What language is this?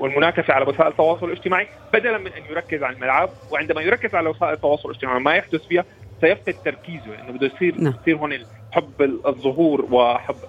Arabic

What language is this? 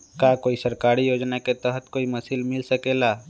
Magahi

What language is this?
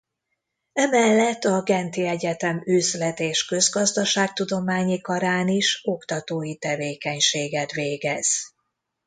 Hungarian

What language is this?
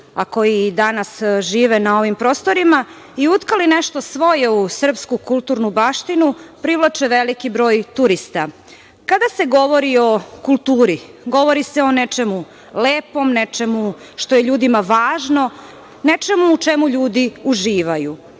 Serbian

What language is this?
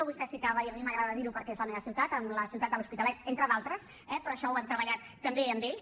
Catalan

